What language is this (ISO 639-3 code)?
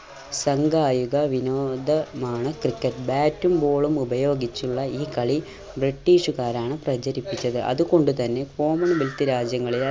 mal